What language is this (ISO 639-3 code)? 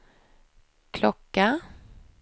swe